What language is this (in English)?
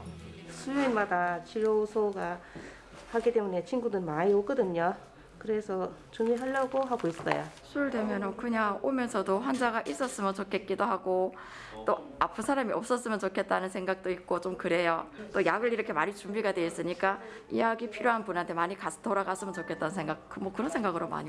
Korean